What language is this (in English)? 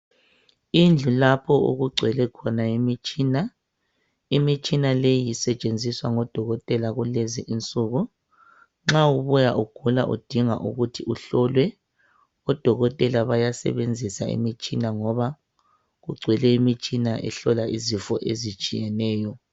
North Ndebele